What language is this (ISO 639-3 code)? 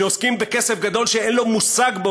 heb